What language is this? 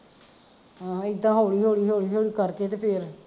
Punjabi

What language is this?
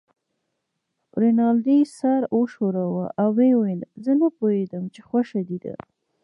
Pashto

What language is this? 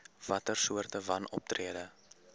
Afrikaans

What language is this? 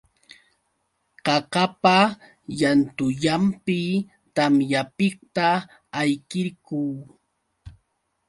Yauyos Quechua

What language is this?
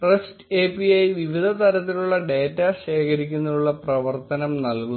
Malayalam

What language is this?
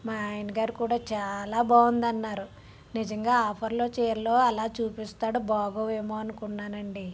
Telugu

